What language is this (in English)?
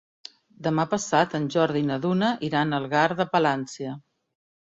Catalan